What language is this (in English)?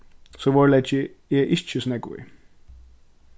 Faroese